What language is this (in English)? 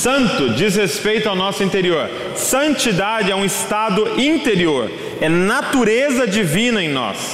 Portuguese